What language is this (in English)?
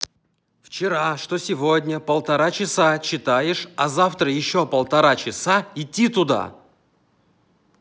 Russian